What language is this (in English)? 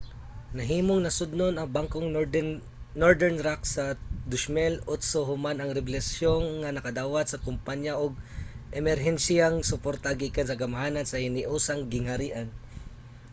Cebuano